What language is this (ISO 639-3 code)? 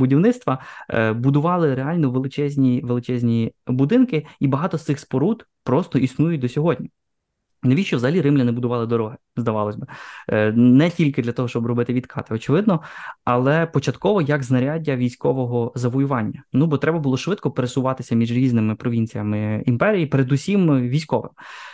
ukr